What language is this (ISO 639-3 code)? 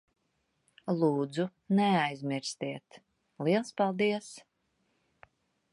lav